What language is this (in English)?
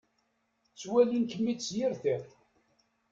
Kabyle